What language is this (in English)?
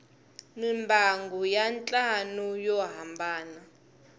Tsonga